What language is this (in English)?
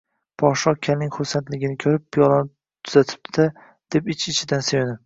Uzbek